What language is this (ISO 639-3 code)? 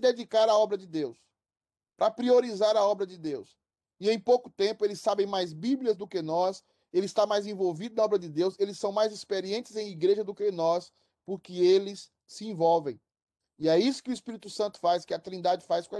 por